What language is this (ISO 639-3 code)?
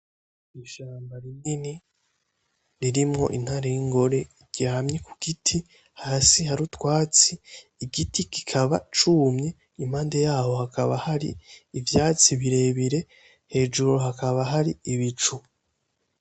run